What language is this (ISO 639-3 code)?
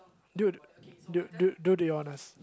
eng